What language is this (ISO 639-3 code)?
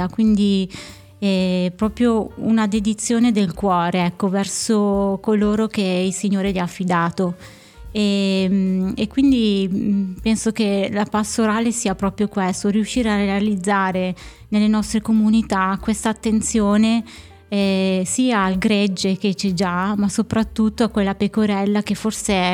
ita